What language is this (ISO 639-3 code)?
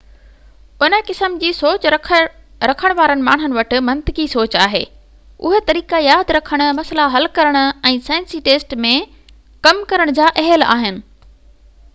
snd